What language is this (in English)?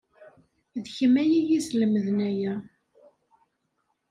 Kabyle